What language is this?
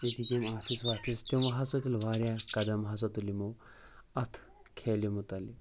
Kashmiri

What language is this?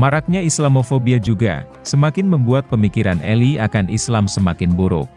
Indonesian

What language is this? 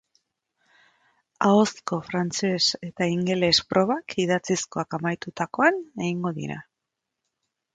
Basque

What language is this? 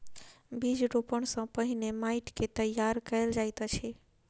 Maithili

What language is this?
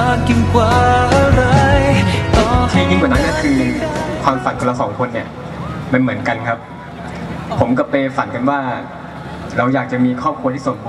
Thai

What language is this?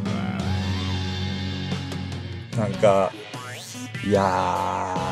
Japanese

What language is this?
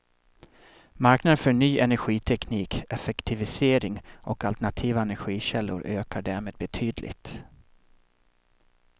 Swedish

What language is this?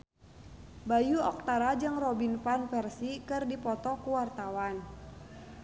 Sundanese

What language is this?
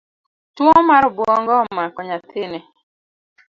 Luo (Kenya and Tanzania)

